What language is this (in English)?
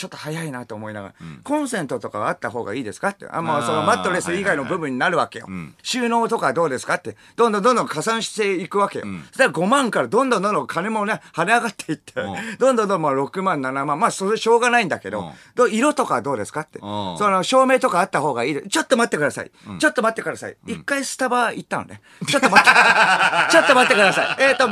Japanese